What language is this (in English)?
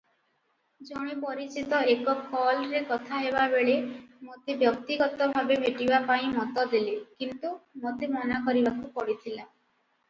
Odia